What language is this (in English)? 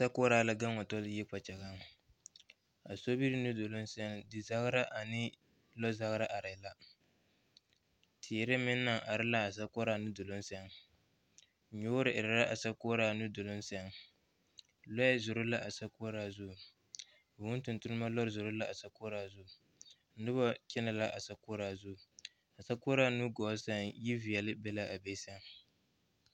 Southern Dagaare